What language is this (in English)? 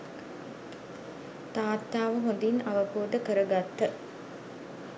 Sinhala